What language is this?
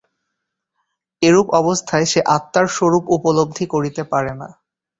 Bangla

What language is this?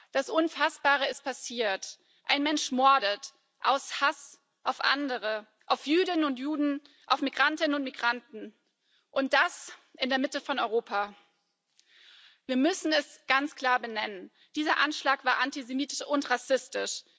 German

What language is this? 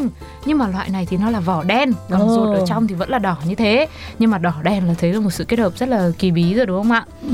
Vietnamese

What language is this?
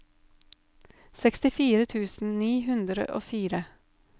Norwegian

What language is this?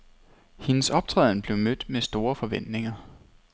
Danish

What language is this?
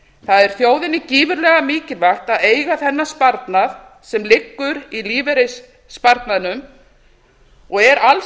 Icelandic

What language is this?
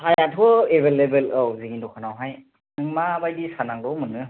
Bodo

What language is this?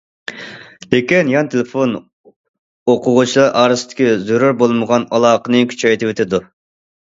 Uyghur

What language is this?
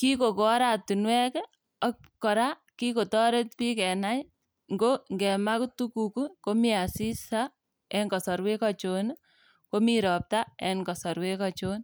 Kalenjin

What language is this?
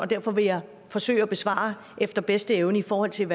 Danish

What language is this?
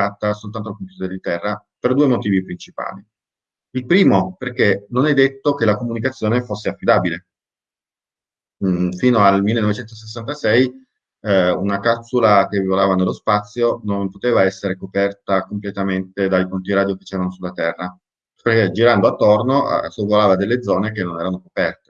Italian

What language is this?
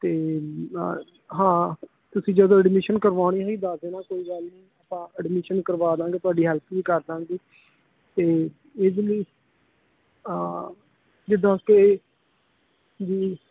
Punjabi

